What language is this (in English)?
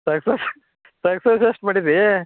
Kannada